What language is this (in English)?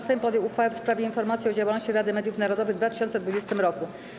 Polish